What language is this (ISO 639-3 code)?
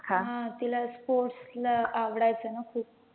mar